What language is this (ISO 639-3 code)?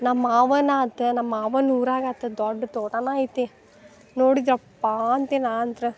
kan